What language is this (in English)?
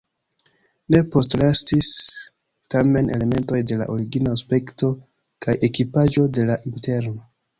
Esperanto